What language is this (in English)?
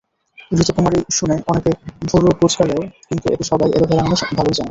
Bangla